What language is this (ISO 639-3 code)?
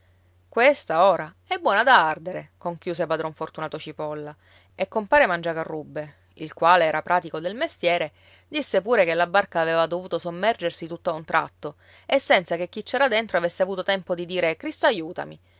ita